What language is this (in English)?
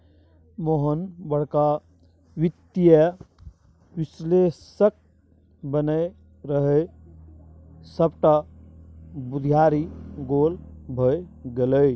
Maithili